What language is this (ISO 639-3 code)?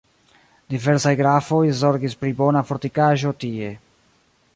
epo